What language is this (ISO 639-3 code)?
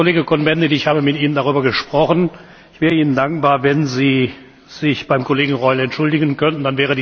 deu